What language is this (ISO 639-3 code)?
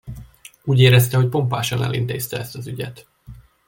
hun